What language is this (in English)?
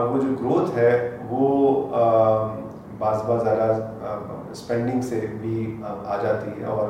Urdu